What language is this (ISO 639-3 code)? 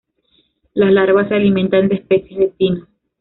spa